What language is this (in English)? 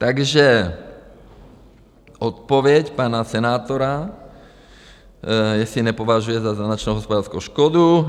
Czech